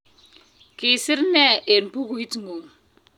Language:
Kalenjin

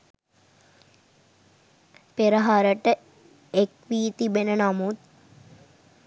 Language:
Sinhala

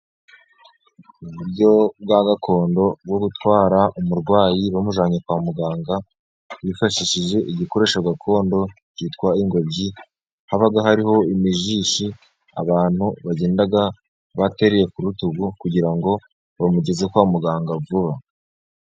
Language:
Kinyarwanda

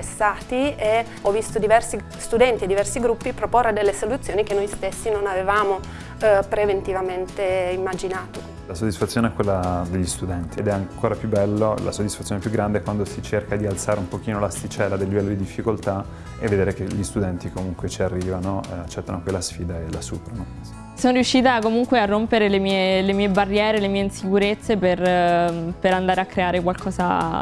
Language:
Italian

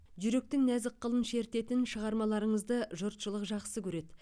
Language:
Kazakh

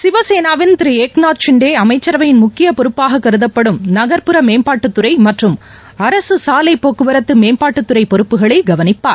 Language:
Tamil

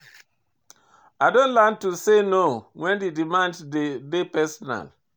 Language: Nigerian Pidgin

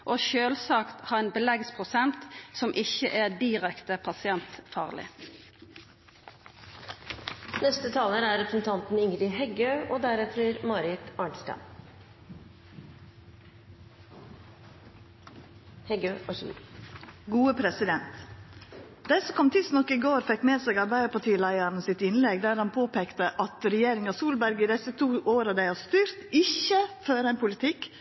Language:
Norwegian Nynorsk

